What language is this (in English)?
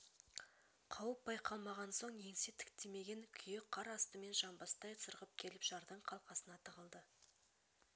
Kazakh